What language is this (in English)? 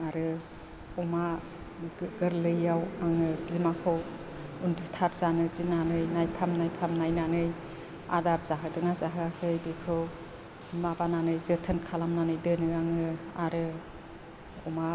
Bodo